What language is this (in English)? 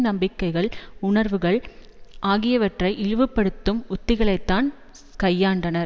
Tamil